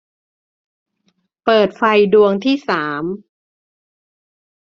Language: Thai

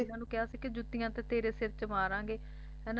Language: Punjabi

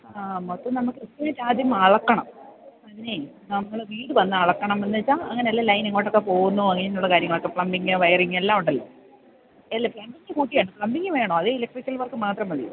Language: Malayalam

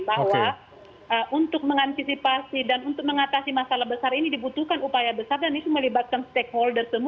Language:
Indonesian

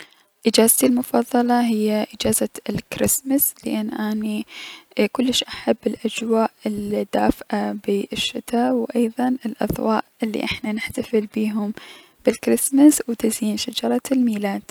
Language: Mesopotamian Arabic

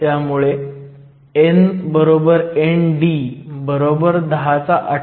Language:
Marathi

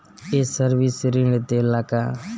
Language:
Bhojpuri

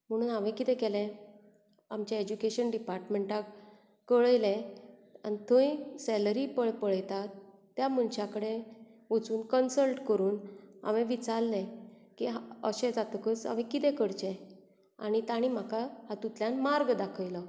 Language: Konkani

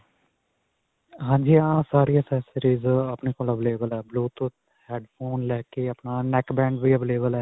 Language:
Punjabi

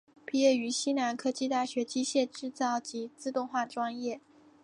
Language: Chinese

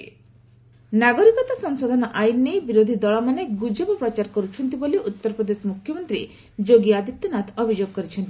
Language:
Odia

